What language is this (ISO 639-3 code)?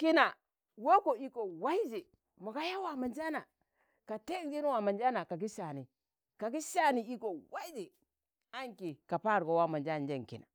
tan